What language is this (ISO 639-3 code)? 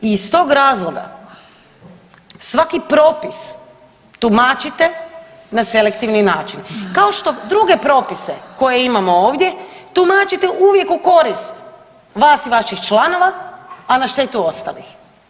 hrv